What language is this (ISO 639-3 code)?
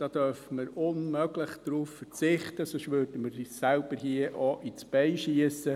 gsw